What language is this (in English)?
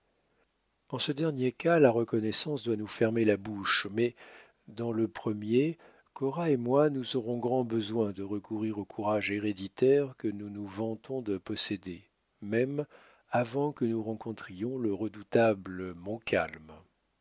French